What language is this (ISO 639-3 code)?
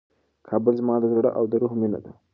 pus